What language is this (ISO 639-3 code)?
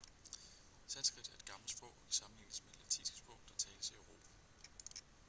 dan